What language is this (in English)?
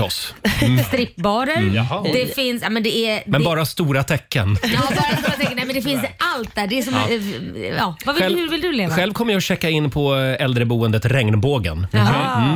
Swedish